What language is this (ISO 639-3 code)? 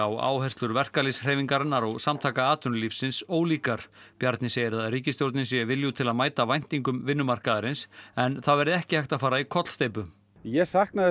isl